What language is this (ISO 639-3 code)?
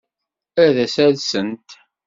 kab